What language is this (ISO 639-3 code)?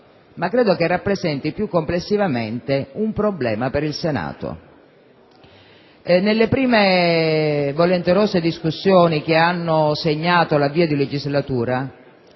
ita